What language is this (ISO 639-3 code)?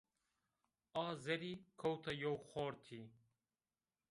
zza